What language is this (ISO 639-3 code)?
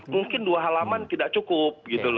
ind